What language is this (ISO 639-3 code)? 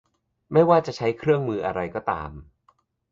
tha